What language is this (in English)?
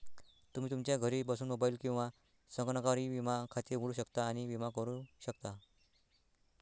Marathi